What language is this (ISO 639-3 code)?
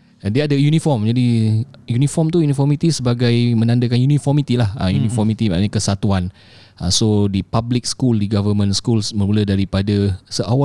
msa